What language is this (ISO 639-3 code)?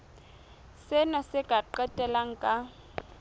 sot